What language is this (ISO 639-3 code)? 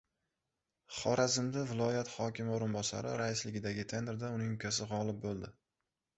uzb